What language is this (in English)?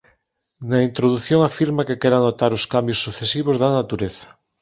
Galician